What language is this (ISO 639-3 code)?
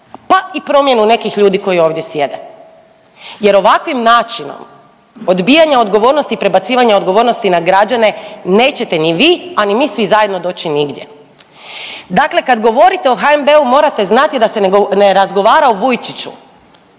hrv